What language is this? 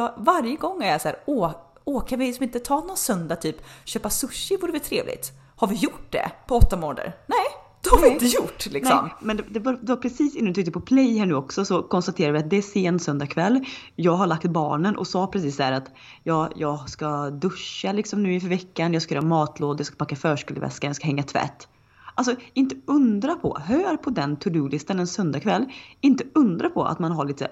Swedish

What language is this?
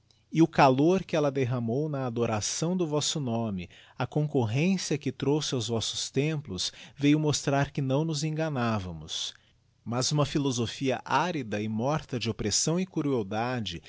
Portuguese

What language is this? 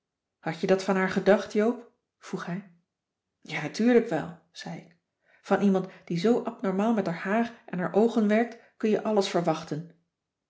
Dutch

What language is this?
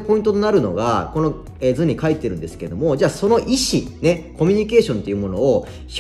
Japanese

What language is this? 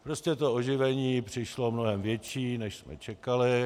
Czech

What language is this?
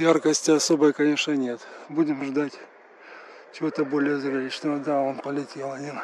Russian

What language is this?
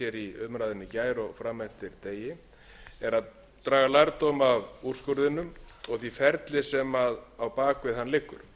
Icelandic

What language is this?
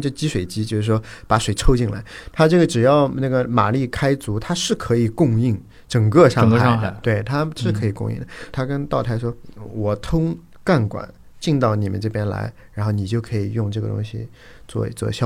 Chinese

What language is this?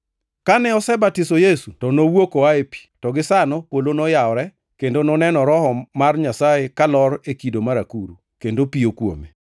Luo (Kenya and Tanzania)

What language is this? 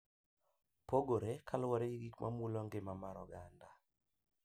Luo (Kenya and Tanzania)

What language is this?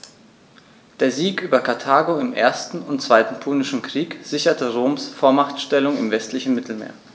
German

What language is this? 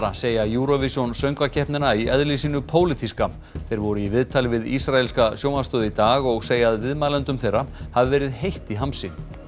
Icelandic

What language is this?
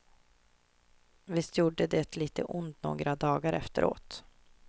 Swedish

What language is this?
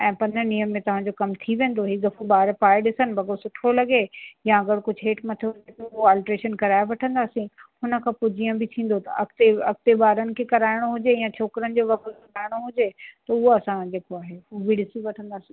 Sindhi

